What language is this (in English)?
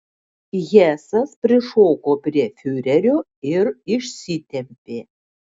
Lithuanian